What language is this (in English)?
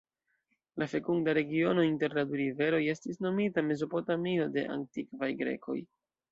Esperanto